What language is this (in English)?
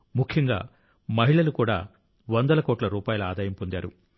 Telugu